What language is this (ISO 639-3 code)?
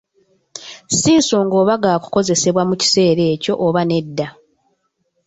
lug